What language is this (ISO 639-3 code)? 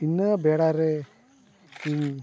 sat